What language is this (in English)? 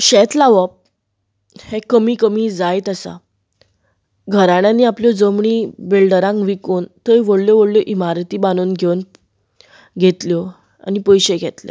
Konkani